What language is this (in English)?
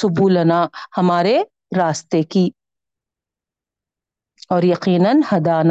Urdu